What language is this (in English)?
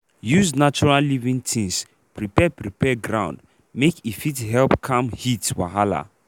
Nigerian Pidgin